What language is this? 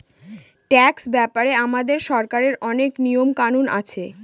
Bangla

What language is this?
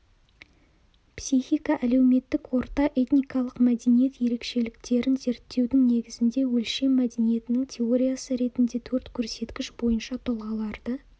Kazakh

